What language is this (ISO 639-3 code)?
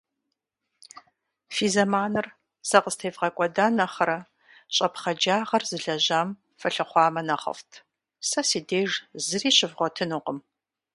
kbd